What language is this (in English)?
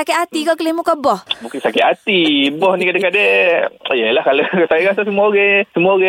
Malay